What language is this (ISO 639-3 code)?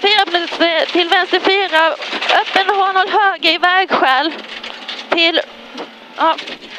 swe